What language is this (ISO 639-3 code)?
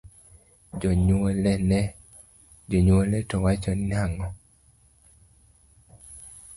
luo